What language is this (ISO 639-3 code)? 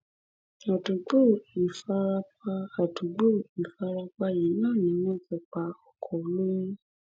yor